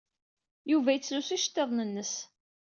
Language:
Kabyle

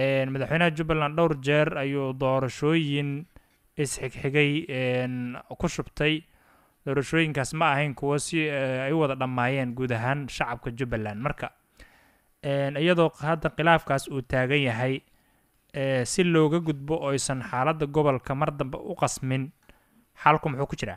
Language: Arabic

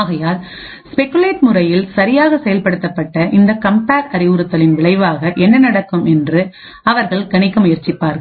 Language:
Tamil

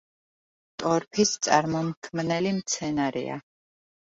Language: Georgian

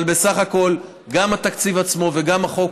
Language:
Hebrew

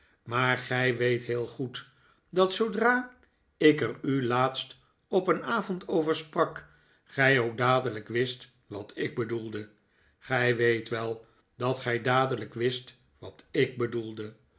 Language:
Dutch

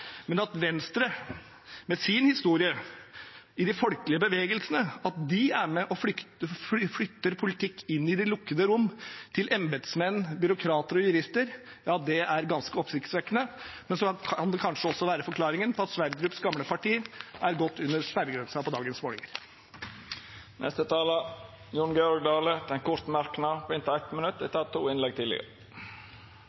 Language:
Norwegian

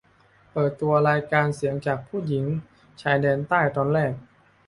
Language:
Thai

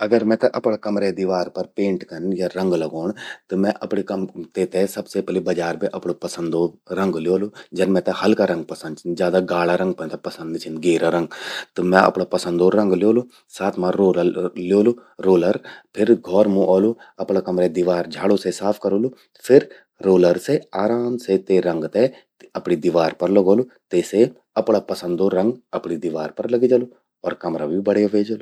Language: Garhwali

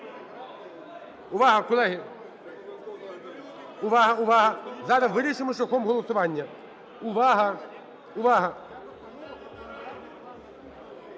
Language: Ukrainian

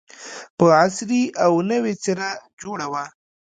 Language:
Pashto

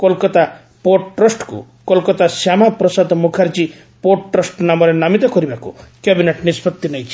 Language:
Odia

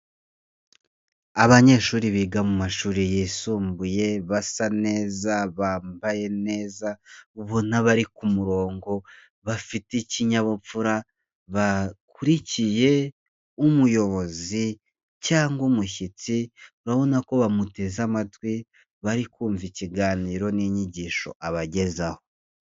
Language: Kinyarwanda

